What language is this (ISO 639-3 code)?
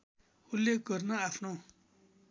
nep